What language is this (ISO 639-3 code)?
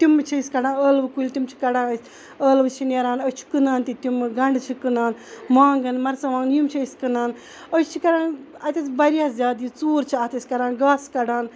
kas